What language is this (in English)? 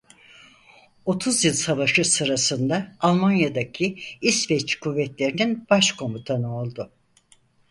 Turkish